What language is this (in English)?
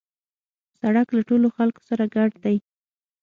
Pashto